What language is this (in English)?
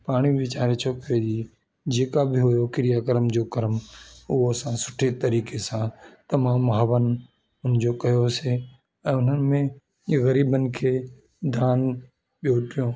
Sindhi